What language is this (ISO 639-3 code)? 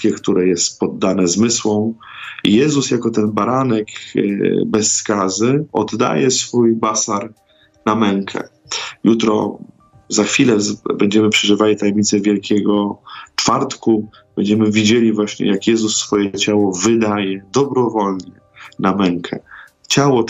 pol